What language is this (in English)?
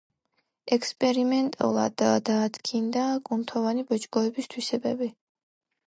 Georgian